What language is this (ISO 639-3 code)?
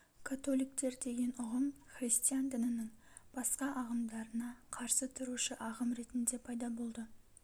kaz